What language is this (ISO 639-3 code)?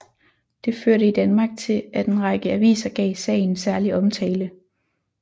dan